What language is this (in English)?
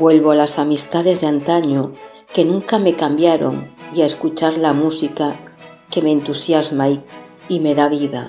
Spanish